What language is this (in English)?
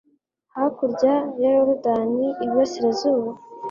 Kinyarwanda